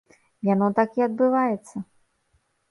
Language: Belarusian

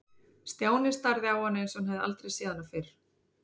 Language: Icelandic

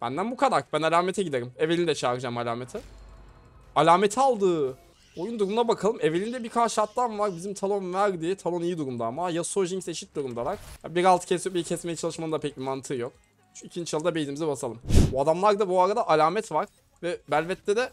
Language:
Turkish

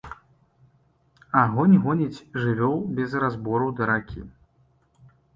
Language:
Belarusian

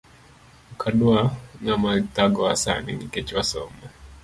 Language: Luo (Kenya and Tanzania)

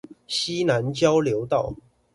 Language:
Chinese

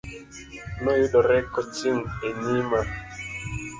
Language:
Luo (Kenya and Tanzania)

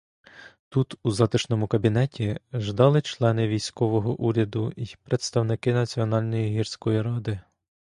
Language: Ukrainian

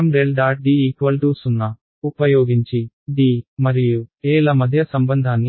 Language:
Telugu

